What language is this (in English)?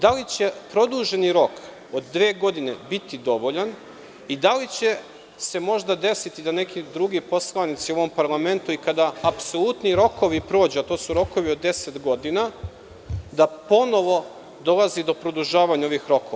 Serbian